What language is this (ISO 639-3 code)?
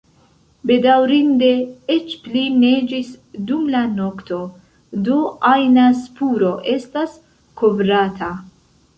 epo